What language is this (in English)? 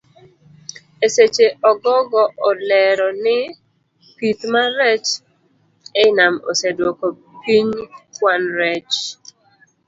Luo (Kenya and Tanzania)